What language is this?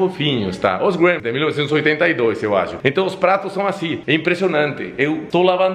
Portuguese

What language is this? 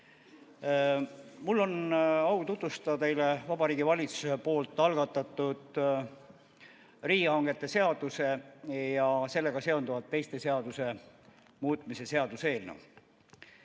Estonian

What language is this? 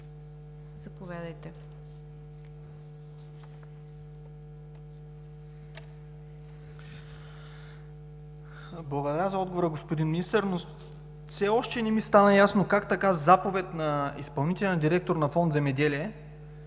Bulgarian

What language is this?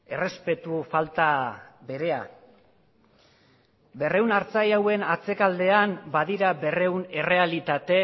Basque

